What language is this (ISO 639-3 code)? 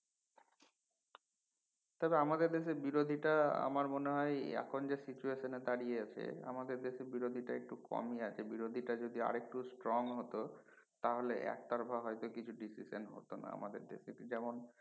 ben